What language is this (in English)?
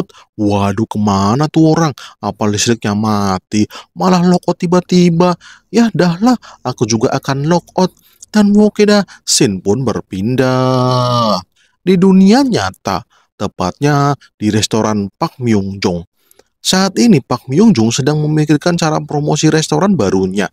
Indonesian